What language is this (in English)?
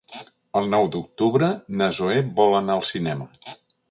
Catalan